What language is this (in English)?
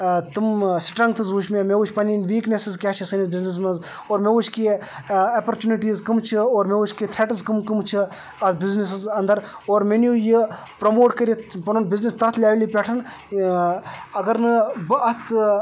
Kashmiri